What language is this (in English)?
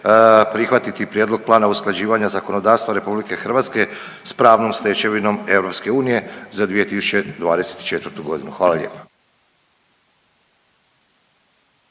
Croatian